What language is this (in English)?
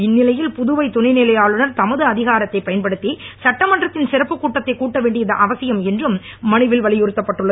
Tamil